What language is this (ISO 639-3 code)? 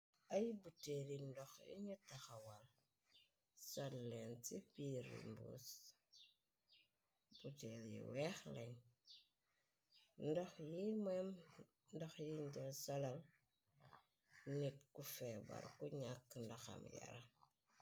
wol